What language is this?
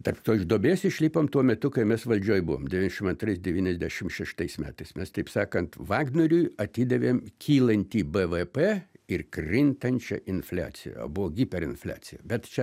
Lithuanian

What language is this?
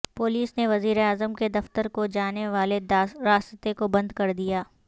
Urdu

